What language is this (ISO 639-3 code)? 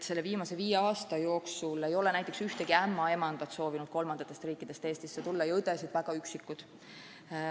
est